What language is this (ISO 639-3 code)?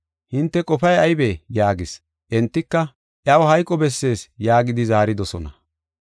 gof